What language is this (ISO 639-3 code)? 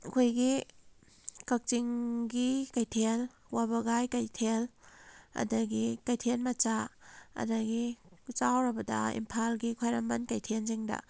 mni